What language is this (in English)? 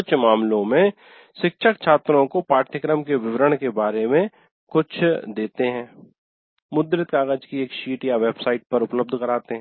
Hindi